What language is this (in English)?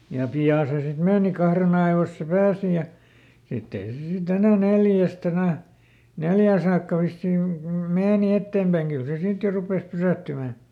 Finnish